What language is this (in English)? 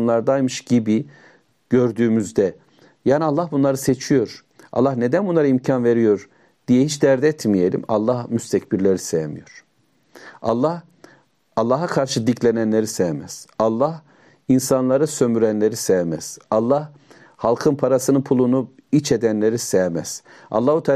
Turkish